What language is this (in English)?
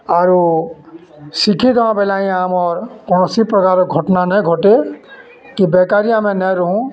Odia